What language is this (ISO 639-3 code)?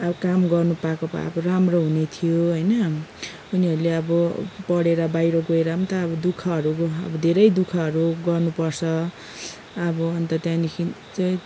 nep